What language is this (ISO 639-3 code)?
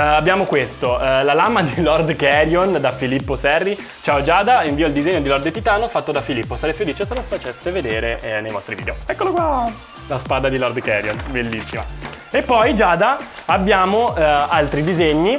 ita